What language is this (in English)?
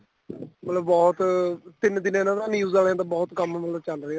Punjabi